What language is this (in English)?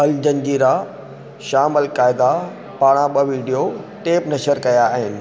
Sindhi